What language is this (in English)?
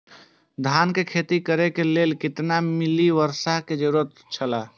Maithili